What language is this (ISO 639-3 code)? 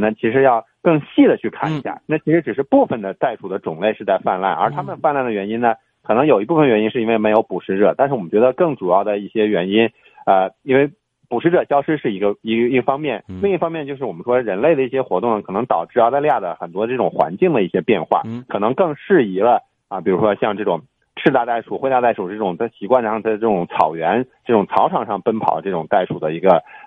zho